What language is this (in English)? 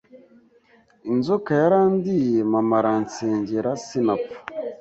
Kinyarwanda